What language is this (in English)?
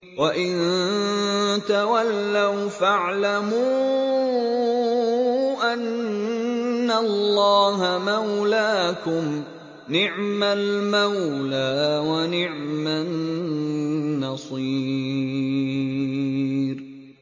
Arabic